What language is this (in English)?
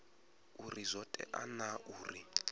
Venda